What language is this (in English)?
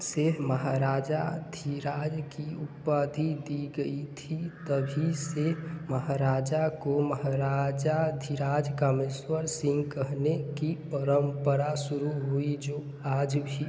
Hindi